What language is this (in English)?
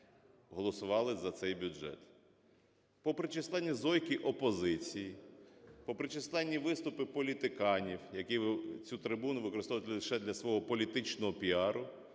Ukrainian